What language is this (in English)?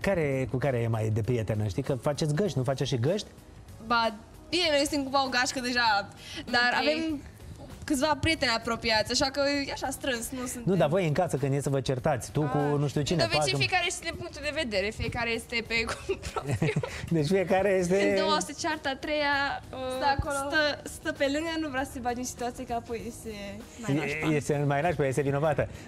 Romanian